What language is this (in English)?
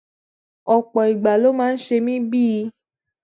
Yoruba